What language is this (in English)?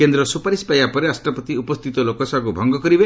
Odia